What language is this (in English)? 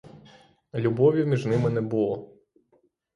Ukrainian